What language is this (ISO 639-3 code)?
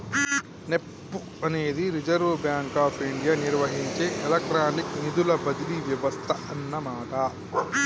tel